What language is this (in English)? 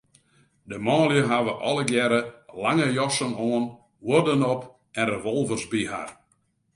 Western Frisian